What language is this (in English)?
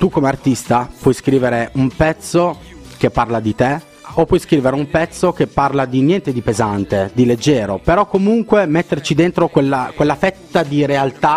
Italian